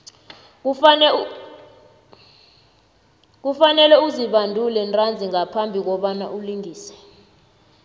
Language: South Ndebele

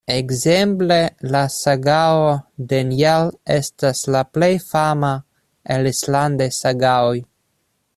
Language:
Esperanto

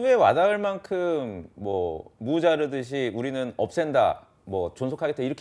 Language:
Korean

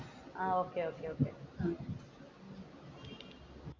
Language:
Malayalam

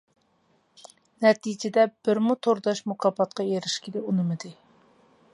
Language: Uyghur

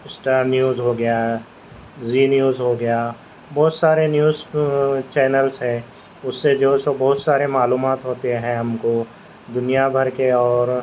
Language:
Urdu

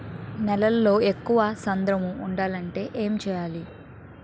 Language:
Telugu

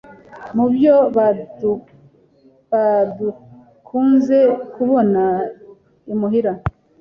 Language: Kinyarwanda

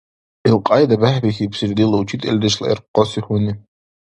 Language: Dargwa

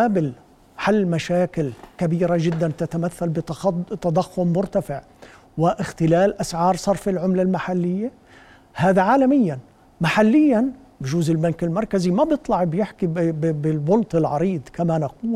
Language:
Arabic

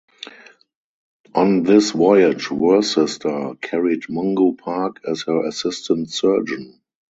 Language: English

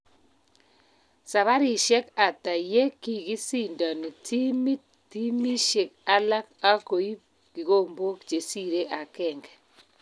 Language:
Kalenjin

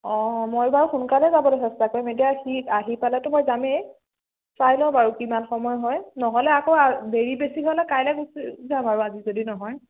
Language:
Assamese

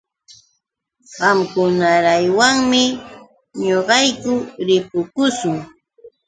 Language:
Yauyos Quechua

